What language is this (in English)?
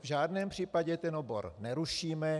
Czech